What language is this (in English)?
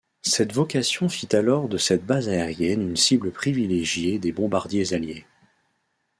French